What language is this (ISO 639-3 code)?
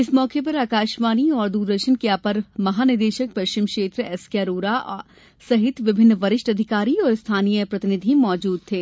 hin